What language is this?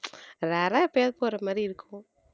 Tamil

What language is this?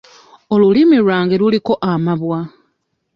Ganda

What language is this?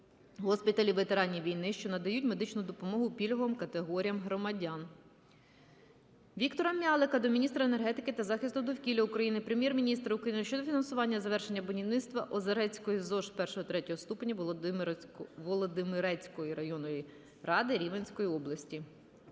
Ukrainian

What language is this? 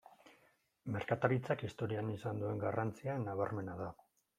Basque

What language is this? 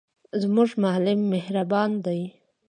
Pashto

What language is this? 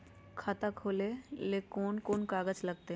Magahi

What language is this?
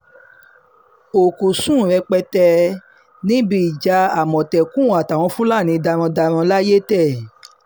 Yoruba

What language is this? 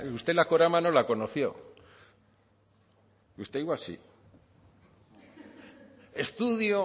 Spanish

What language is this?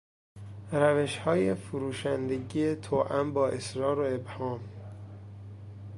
Persian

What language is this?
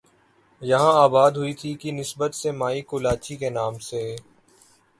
Urdu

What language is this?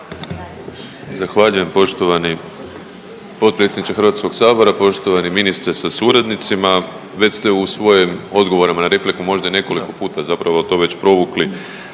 Croatian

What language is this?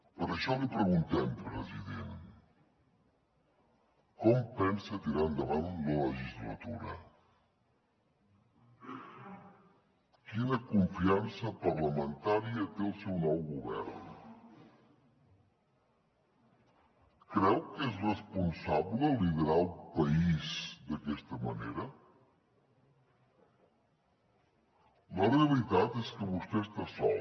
Catalan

